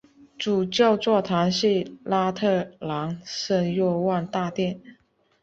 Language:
Chinese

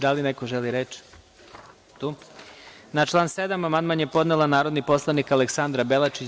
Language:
Serbian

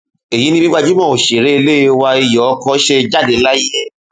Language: Yoruba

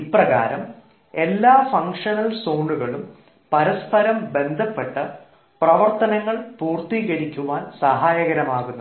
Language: Malayalam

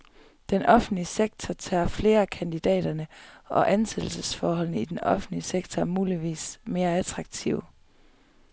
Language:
Danish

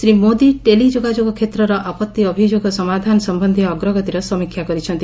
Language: Odia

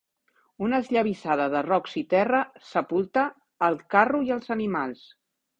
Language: Catalan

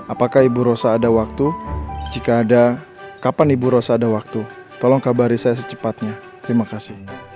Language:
Indonesian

